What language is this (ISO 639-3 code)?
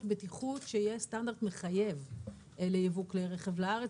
heb